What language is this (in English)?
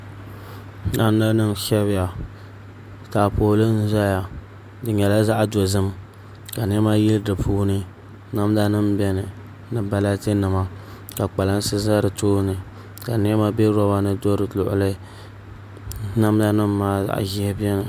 Dagbani